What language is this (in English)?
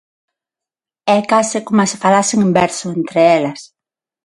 Galician